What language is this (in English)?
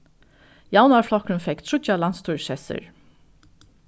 Faroese